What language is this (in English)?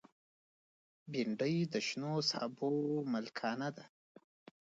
Pashto